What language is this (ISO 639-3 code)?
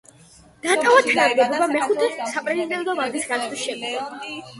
kat